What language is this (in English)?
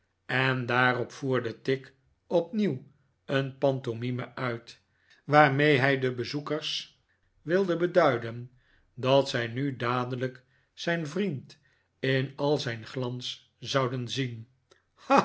Dutch